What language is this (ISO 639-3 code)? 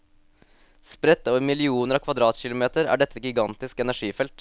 nor